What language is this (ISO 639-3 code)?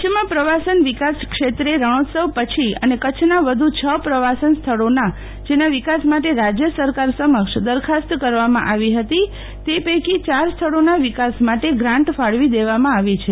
guj